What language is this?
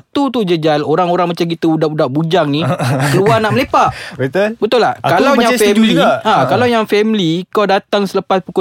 Malay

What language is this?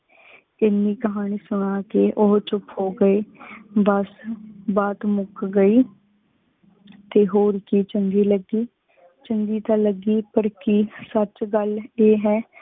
Punjabi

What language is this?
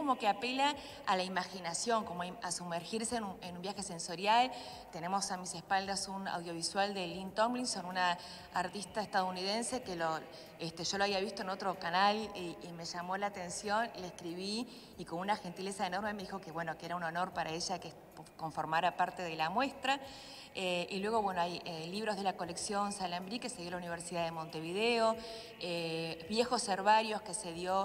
Spanish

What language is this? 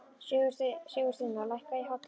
Icelandic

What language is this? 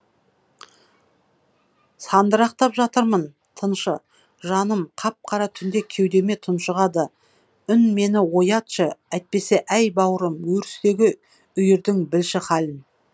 Kazakh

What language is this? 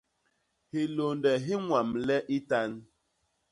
Basaa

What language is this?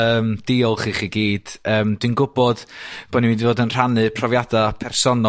Welsh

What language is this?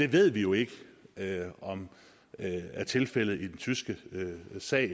Danish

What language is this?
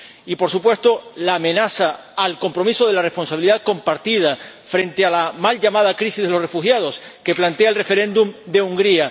Spanish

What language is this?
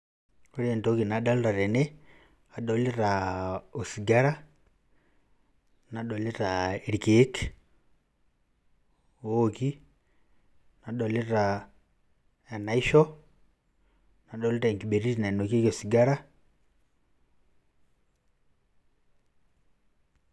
Masai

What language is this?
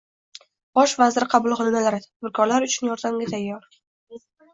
Uzbek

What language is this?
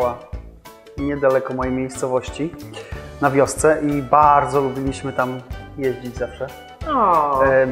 Polish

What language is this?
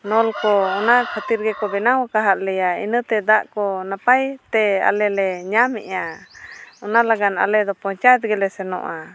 Santali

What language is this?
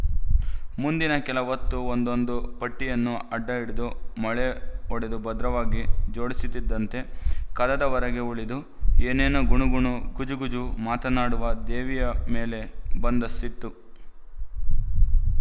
Kannada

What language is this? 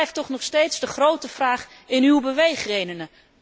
Dutch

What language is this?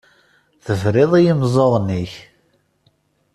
Kabyle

